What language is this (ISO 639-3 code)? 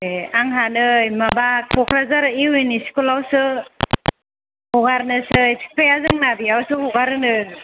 brx